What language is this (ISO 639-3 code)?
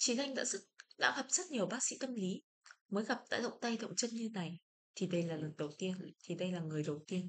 vie